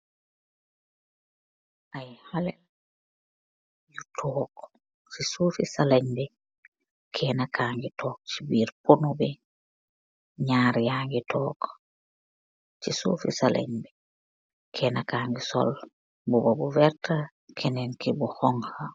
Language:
Wolof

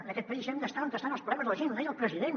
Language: Catalan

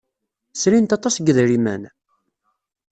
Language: Kabyle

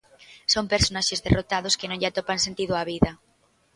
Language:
Galician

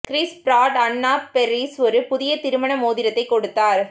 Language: Tamil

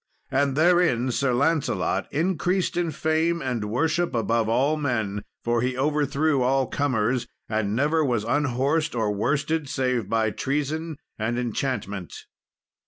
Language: English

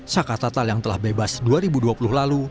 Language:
Indonesian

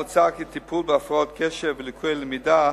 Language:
Hebrew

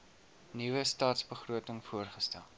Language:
Afrikaans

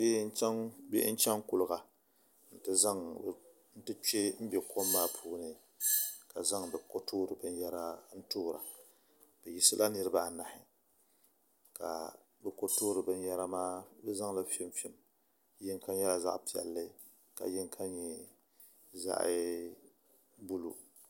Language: Dagbani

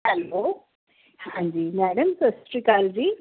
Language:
Punjabi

